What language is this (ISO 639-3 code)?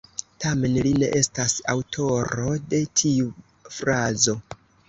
epo